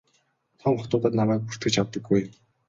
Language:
Mongolian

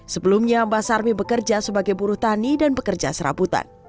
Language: Indonesian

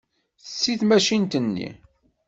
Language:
Kabyle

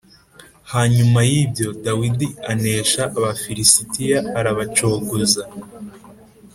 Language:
Kinyarwanda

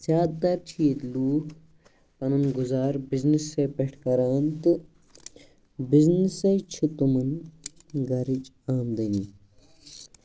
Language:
Kashmiri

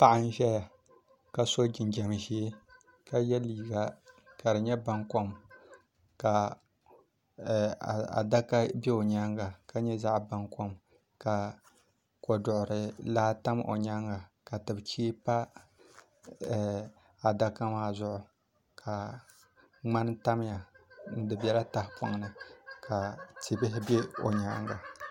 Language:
Dagbani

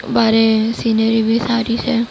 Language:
Gujarati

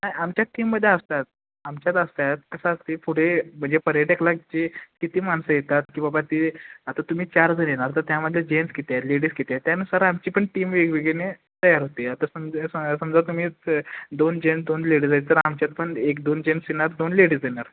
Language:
Marathi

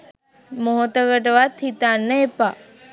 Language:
Sinhala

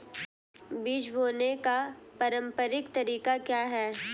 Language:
Hindi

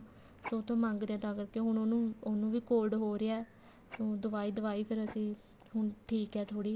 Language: Punjabi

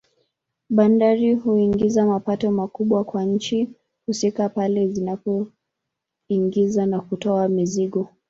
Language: Swahili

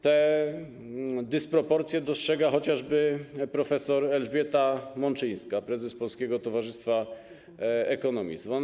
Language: Polish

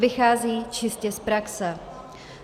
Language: Czech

